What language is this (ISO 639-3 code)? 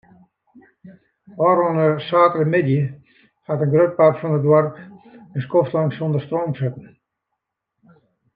fry